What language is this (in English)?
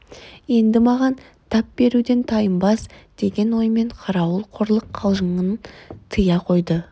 Kazakh